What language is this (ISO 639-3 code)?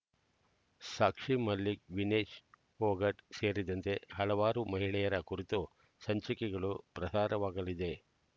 kan